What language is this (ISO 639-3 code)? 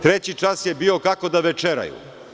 srp